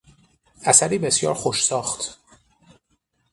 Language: Persian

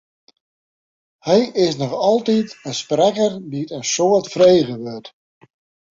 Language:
Western Frisian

